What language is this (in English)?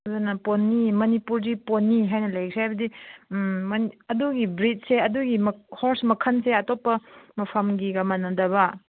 Manipuri